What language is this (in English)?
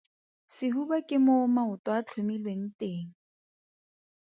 Tswana